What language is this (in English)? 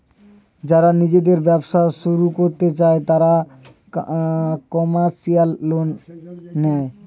Bangla